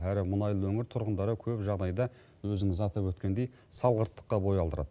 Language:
Kazakh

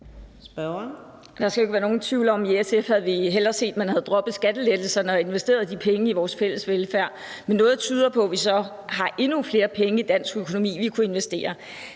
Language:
Danish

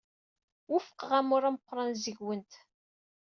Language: Kabyle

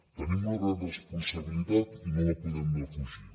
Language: Catalan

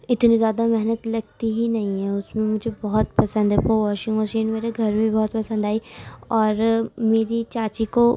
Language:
Urdu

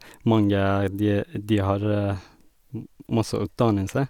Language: Norwegian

